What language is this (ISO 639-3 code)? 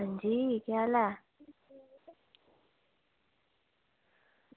doi